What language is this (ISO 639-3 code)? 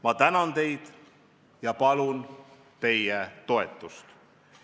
est